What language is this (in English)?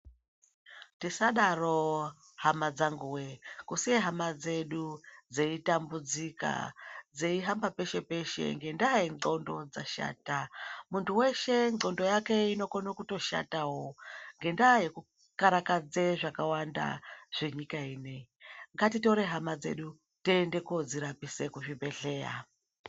Ndau